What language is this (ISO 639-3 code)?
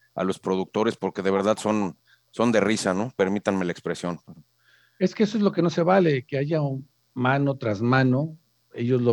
spa